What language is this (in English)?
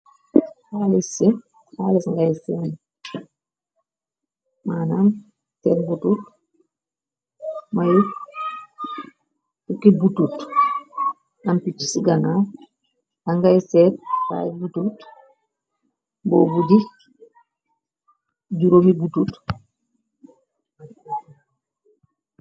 Wolof